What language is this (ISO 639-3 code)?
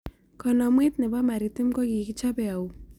kln